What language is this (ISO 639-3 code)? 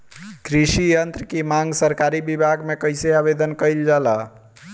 bho